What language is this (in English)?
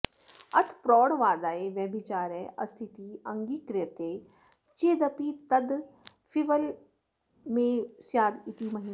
Sanskrit